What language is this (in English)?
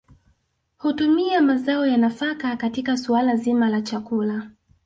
Swahili